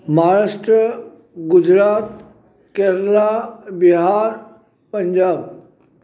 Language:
Sindhi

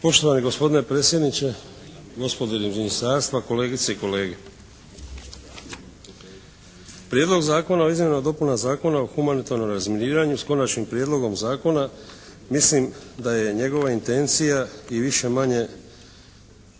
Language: Croatian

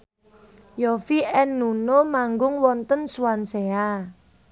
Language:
Javanese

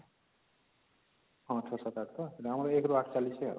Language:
Odia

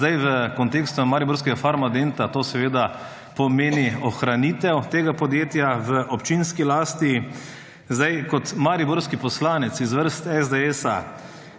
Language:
Slovenian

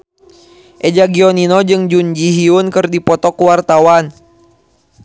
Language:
Sundanese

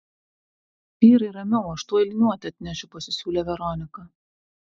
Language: Lithuanian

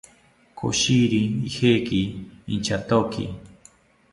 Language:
South Ucayali Ashéninka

